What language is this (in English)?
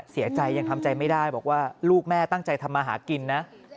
Thai